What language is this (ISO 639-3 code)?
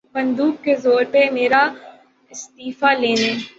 urd